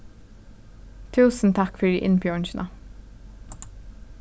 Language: Faroese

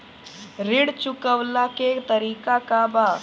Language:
Bhojpuri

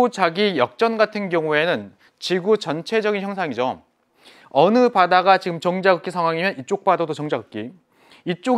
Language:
Korean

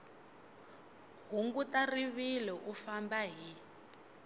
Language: Tsonga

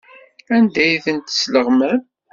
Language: Kabyle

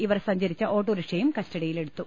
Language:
Malayalam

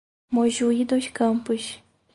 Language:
Portuguese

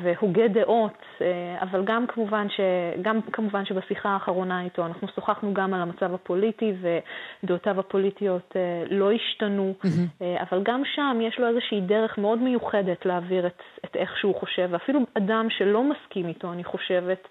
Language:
Hebrew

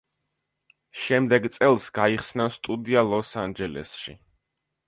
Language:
Georgian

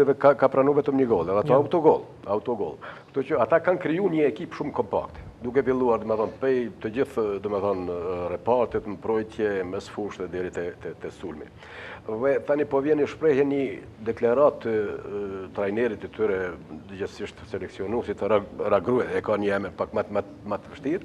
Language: Romanian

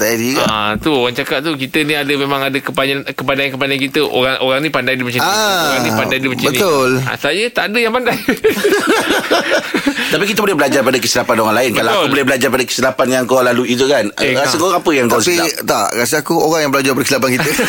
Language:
Malay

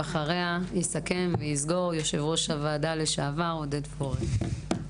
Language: Hebrew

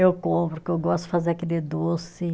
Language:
Portuguese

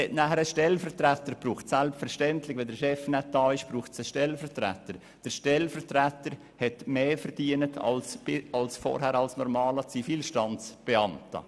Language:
Swiss German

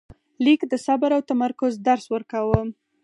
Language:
Pashto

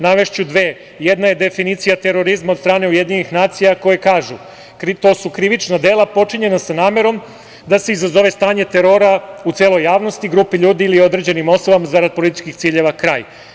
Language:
Serbian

